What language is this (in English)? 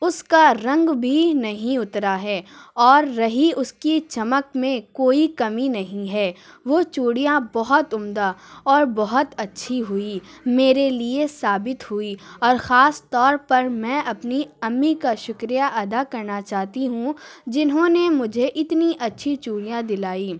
Urdu